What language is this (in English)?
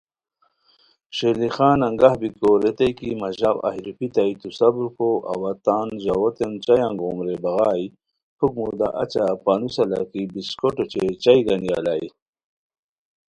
Khowar